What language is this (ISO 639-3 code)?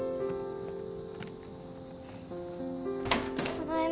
jpn